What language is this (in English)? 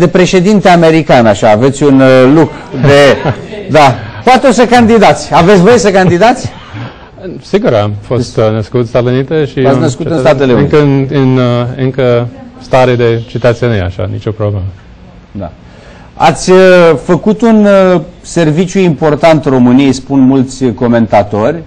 Romanian